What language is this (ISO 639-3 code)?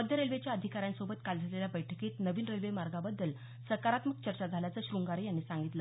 mar